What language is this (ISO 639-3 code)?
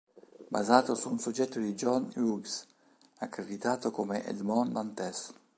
ita